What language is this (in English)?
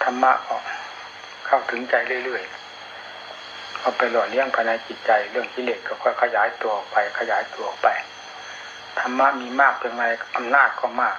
Thai